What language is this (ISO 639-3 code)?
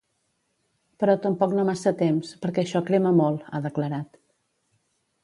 cat